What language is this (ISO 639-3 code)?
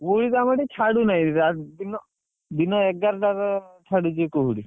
ori